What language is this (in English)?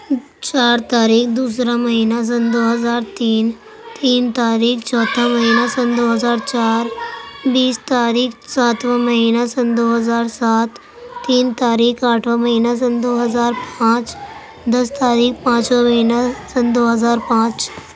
Urdu